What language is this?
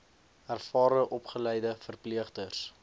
Afrikaans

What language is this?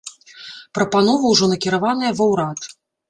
Belarusian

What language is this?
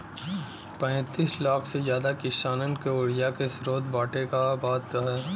Bhojpuri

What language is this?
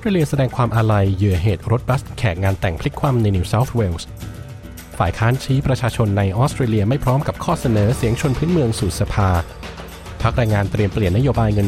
Thai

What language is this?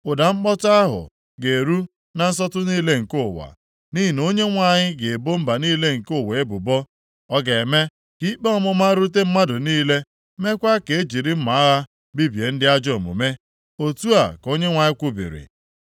Igbo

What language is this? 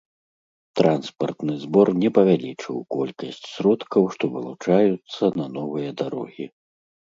Belarusian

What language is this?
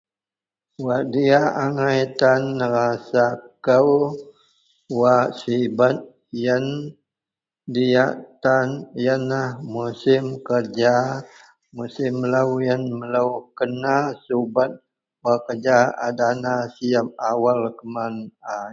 Central Melanau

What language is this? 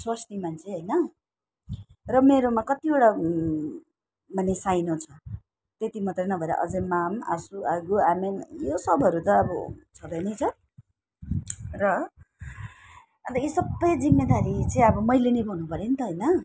Nepali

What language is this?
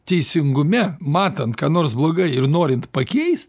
Lithuanian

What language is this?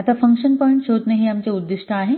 Marathi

